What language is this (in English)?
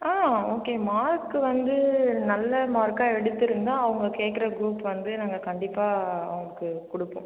Tamil